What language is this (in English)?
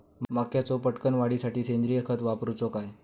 Marathi